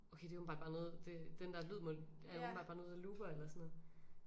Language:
Danish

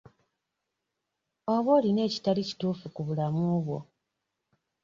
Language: Ganda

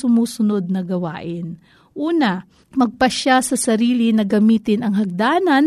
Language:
Filipino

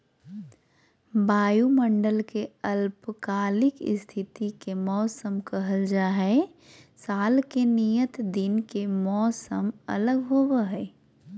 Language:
Magahi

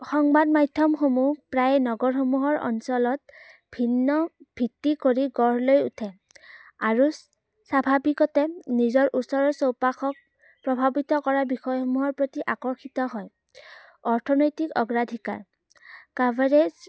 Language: Assamese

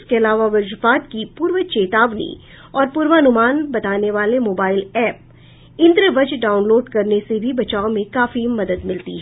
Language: Hindi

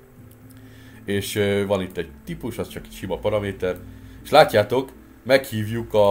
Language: Hungarian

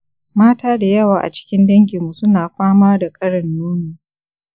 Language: Hausa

